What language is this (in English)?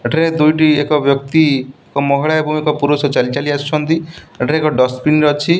Odia